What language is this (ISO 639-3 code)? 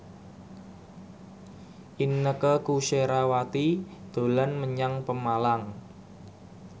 jav